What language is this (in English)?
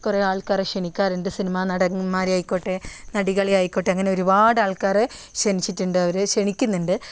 Malayalam